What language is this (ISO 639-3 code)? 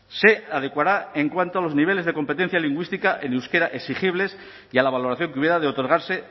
spa